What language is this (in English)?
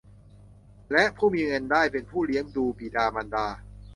Thai